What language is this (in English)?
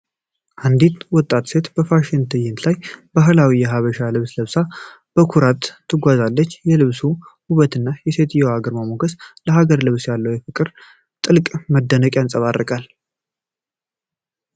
Amharic